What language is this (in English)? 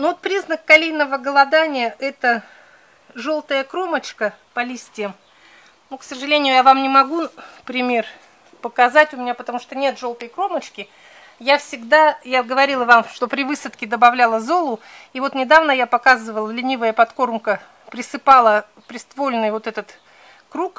Russian